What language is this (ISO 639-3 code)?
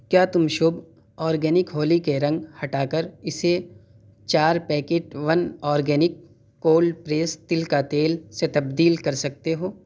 urd